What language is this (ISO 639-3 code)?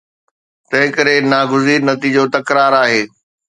snd